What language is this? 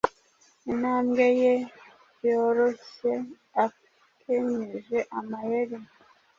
Kinyarwanda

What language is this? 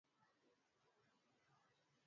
Swahili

